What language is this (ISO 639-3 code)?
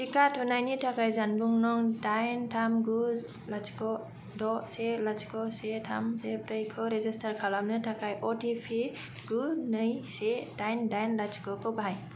brx